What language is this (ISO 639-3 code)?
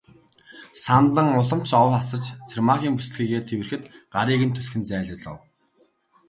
mon